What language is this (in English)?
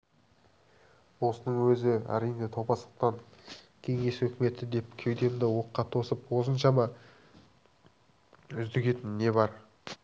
Kazakh